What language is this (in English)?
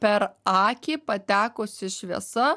Lithuanian